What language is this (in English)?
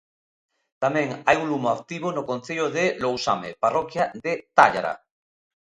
Galician